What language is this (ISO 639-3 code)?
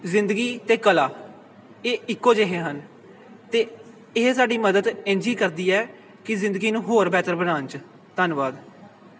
pan